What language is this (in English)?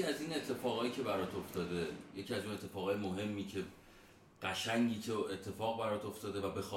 Persian